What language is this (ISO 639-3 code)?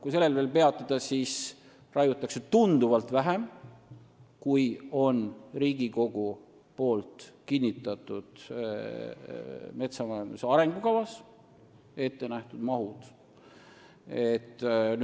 est